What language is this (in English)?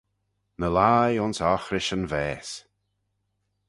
Manx